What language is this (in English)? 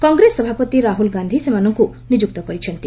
Odia